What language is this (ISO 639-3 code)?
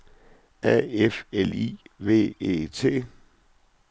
dan